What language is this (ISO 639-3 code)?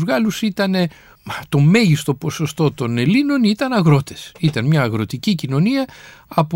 ell